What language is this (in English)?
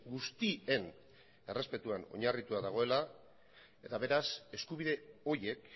Basque